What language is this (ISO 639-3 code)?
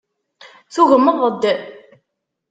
kab